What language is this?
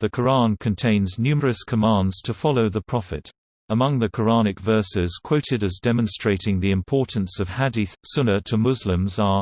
English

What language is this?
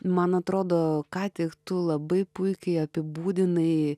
Lithuanian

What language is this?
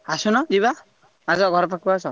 Odia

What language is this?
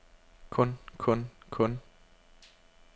Danish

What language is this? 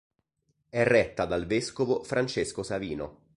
Italian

